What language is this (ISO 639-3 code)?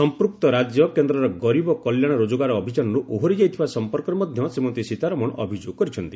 ori